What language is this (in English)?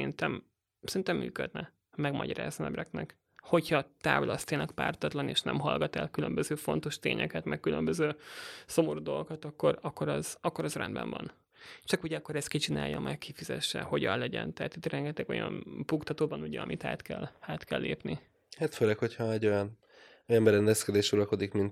Hungarian